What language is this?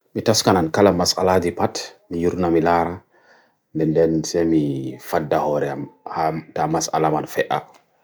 Bagirmi Fulfulde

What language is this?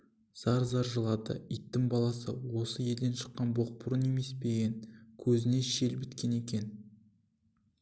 Kazakh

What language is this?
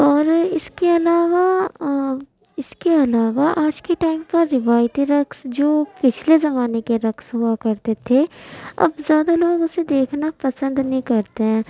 Urdu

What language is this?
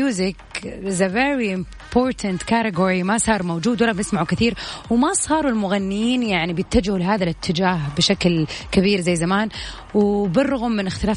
Arabic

